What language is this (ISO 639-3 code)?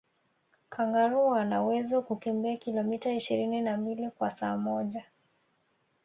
swa